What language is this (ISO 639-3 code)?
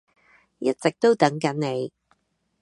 yue